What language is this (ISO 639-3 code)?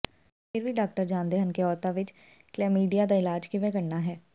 pan